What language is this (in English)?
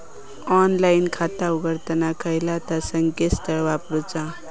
Marathi